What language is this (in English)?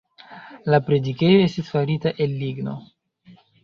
Esperanto